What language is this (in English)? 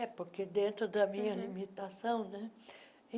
Portuguese